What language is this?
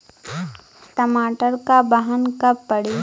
Bhojpuri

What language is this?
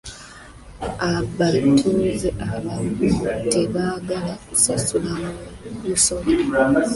Ganda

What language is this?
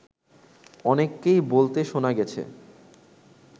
Bangla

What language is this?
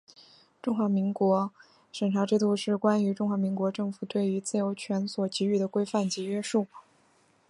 Chinese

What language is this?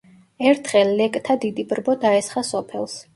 Georgian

